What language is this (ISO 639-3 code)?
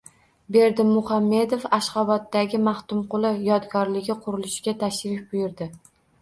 uzb